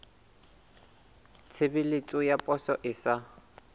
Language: Southern Sotho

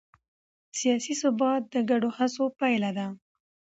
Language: Pashto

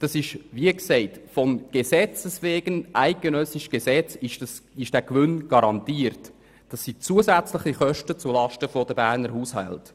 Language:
Swiss German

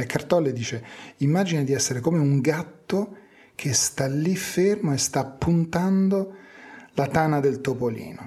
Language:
Italian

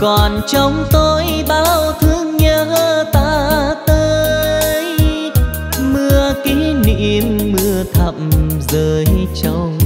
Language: Vietnamese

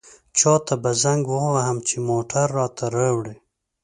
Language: Pashto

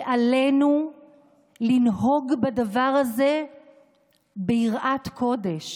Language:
Hebrew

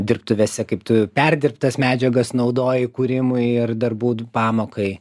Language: Lithuanian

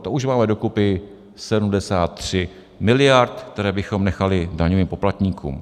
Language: Czech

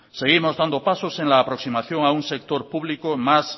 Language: Spanish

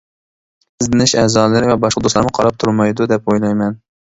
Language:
Uyghur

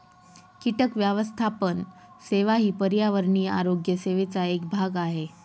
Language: Marathi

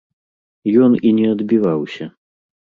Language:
Belarusian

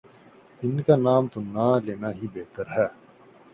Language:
Urdu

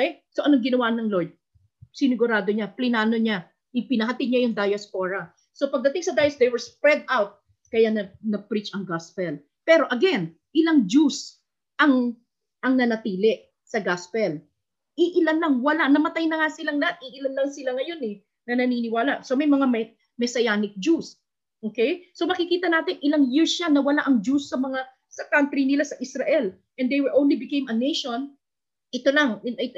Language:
Filipino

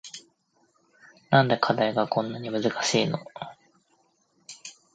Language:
Japanese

